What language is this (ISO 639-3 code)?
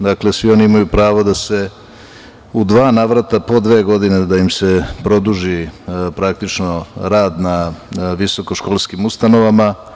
srp